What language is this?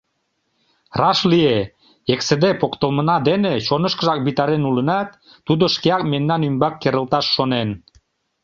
Mari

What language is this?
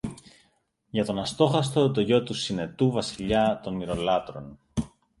Greek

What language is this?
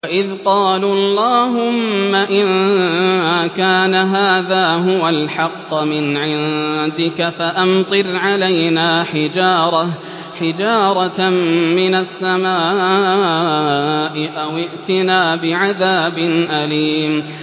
Arabic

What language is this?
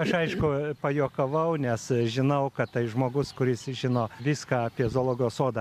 Lithuanian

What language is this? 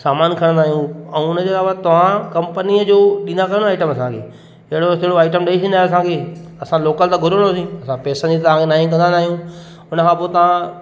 Sindhi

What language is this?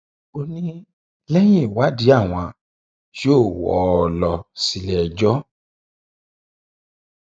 Yoruba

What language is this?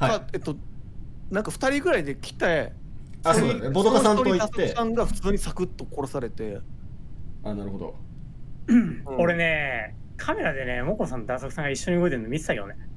Japanese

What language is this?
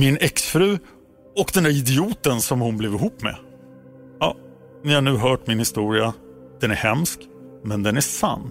Swedish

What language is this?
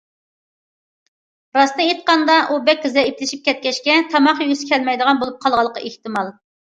Uyghur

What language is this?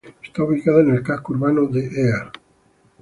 Spanish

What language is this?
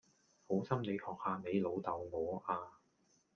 Cantonese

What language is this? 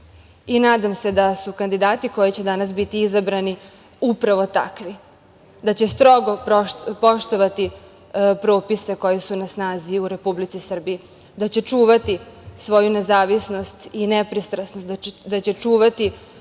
Serbian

